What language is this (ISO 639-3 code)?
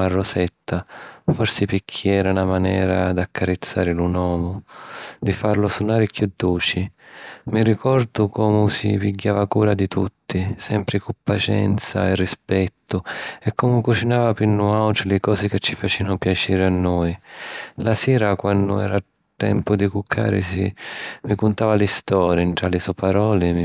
scn